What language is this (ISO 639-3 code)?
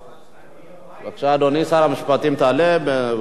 heb